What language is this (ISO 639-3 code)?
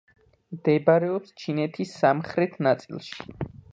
kat